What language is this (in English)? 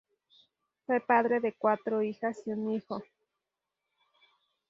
Spanish